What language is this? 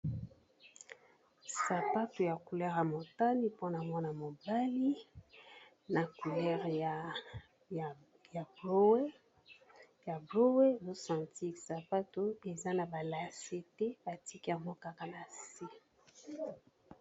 Lingala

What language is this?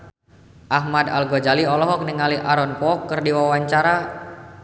Sundanese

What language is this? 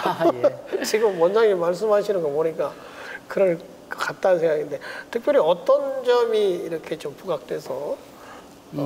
Korean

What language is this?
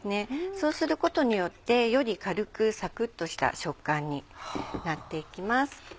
Japanese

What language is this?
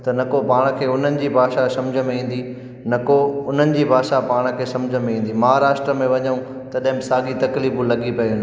Sindhi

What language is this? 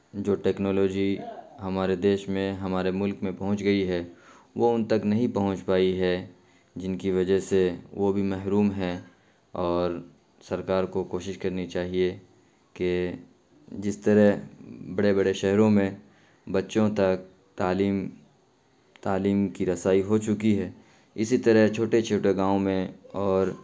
Urdu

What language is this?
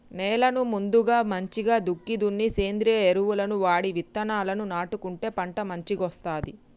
Telugu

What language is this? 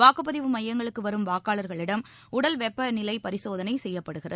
Tamil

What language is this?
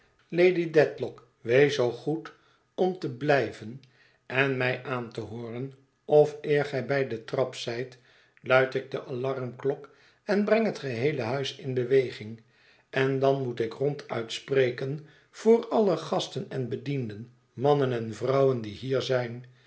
Dutch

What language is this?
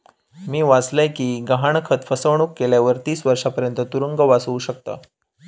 Marathi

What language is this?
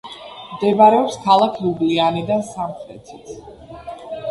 Georgian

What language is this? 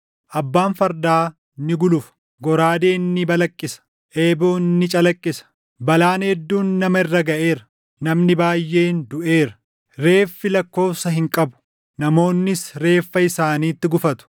Oromo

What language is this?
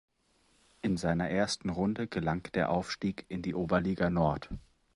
German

